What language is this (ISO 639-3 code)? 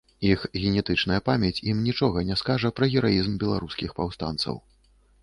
bel